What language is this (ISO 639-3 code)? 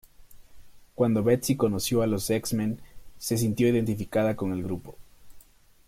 spa